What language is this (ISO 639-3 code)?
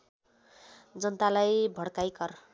nep